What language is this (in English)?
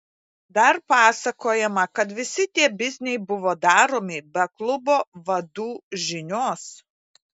Lithuanian